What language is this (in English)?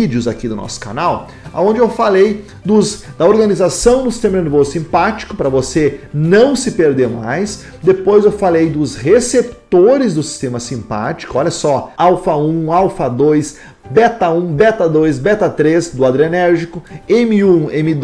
Portuguese